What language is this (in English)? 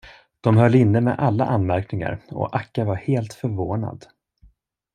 Swedish